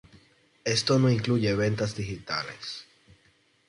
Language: Spanish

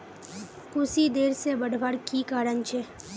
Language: Magahi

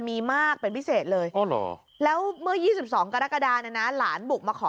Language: Thai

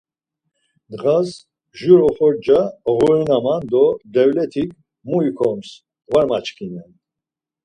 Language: Laz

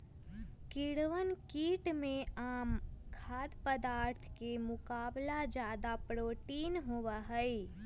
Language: Magahi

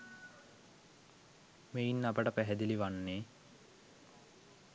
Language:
Sinhala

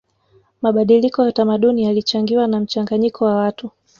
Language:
Swahili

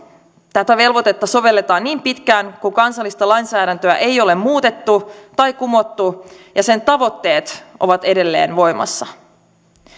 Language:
Finnish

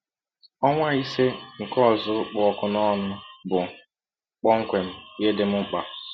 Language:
Igbo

